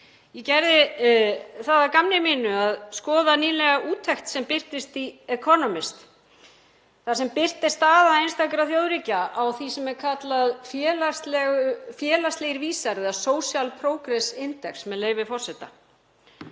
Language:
Icelandic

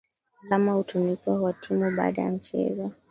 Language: Swahili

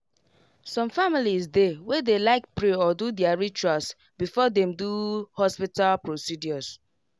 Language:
Nigerian Pidgin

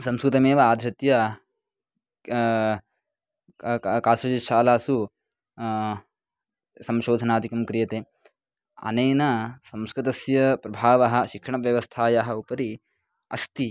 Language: Sanskrit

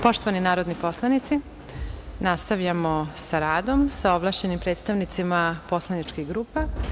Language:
Serbian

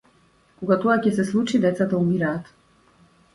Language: Macedonian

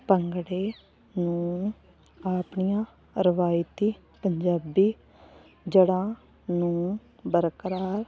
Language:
Punjabi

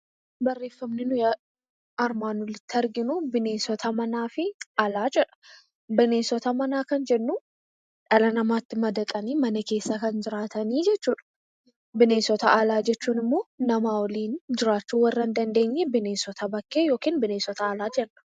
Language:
Oromo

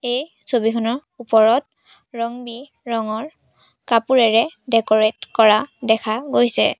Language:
Assamese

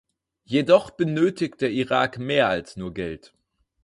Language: German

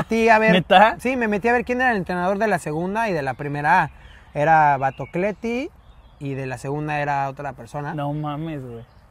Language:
Spanish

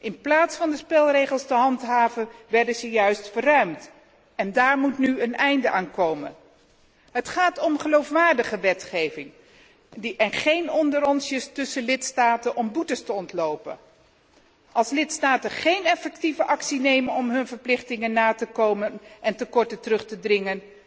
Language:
Dutch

